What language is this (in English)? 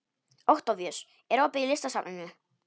Icelandic